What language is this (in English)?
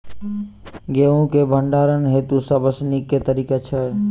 Maithili